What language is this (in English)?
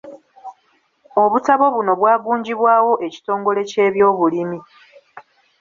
Ganda